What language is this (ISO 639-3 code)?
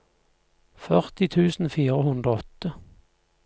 nor